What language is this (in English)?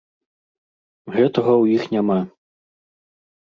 Belarusian